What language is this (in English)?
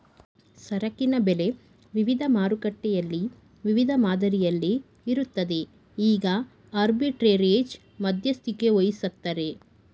Kannada